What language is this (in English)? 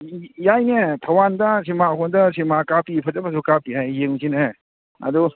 Manipuri